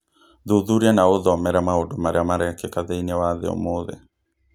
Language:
Kikuyu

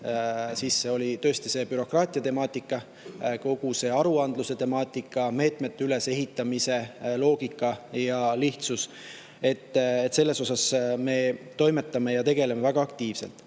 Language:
Estonian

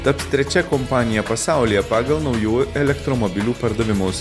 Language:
Lithuanian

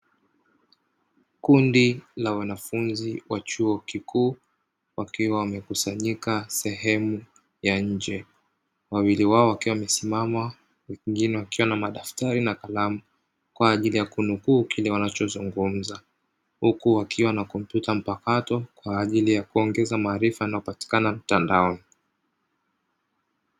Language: Swahili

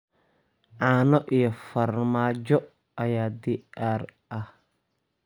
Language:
Somali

